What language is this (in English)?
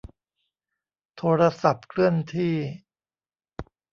Thai